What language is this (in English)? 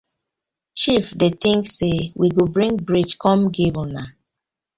Nigerian Pidgin